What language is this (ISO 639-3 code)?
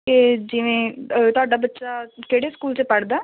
pan